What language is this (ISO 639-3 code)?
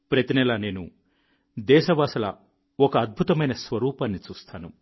tel